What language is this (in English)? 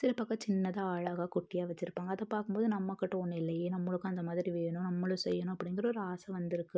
Tamil